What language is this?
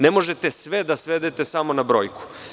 Serbian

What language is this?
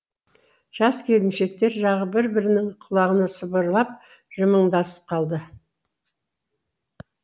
Kazakh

